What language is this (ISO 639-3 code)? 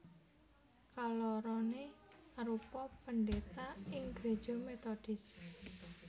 jav